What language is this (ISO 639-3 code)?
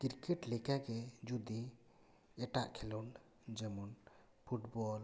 sat